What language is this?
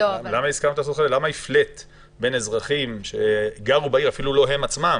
Hebrew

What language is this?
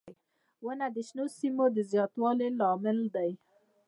Pashto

